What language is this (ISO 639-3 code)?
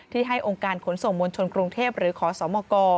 tha